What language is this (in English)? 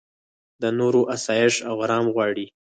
Pashto